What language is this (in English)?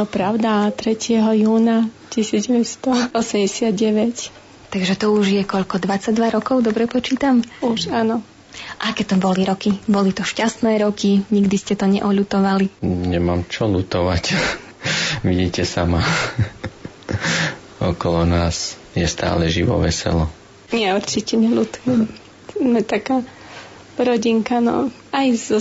Slovak